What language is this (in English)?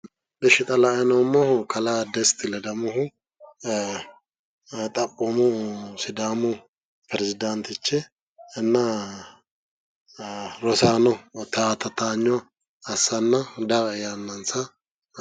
Sidamo